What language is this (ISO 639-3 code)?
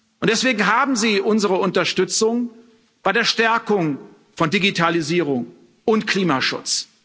deu